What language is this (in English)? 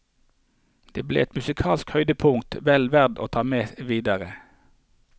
Norwegian